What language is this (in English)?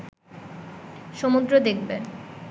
Bangla